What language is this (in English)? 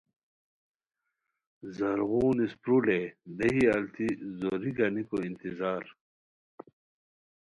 Khowar